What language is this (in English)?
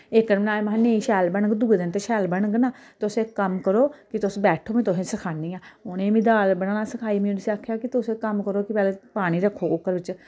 Dogri